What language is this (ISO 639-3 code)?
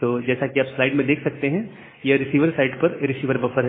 hin